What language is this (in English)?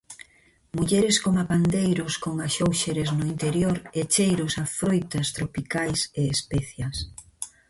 Galician